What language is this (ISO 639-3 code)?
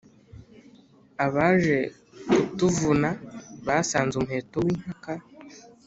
kin